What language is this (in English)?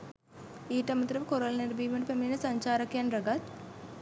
Sinhala